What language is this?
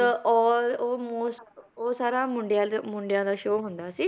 Punjabi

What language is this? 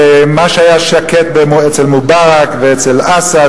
Hebrew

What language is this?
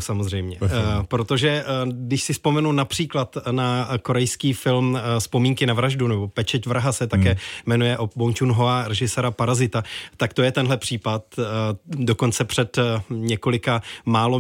Czech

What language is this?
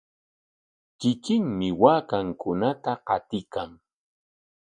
Corongo Ancash Quechua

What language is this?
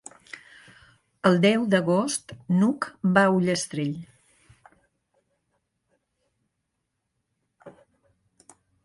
Catalan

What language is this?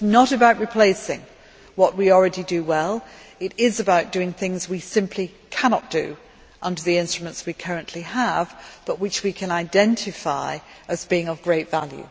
English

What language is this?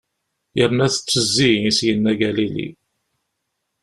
Kabyle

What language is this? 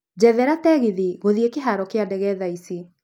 Kikuyu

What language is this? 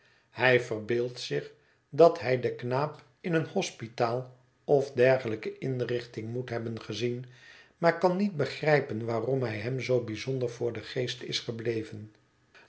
Dutch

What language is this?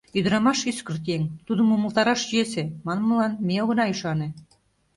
Mari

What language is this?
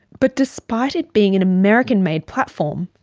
English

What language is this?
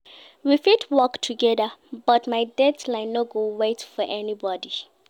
Nigerian Pidgin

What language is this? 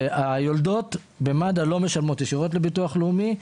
Hebrew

